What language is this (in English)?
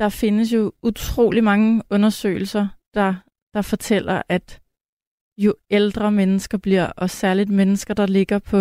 Danish